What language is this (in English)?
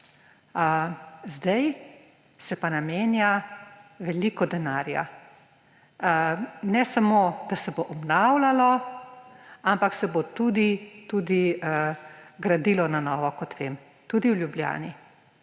Slovenian